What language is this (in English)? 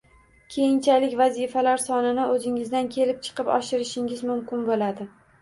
Uzbek